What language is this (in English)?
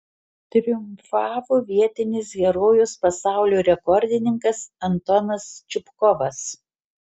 Lithuanian